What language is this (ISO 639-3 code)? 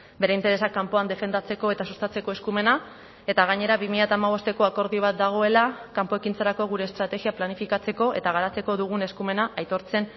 eus